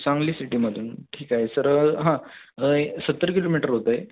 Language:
Marathi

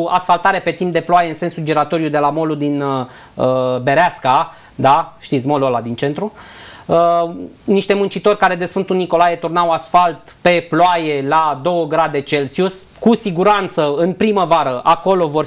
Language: Romanian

